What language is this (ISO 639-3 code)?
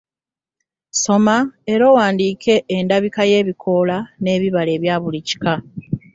lug